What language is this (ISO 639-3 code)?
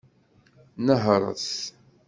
kab